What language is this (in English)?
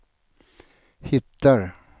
Swedish